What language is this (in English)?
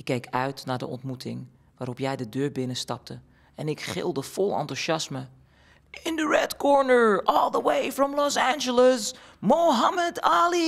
Dutch